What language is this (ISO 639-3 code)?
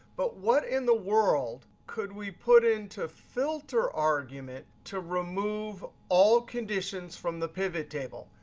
eng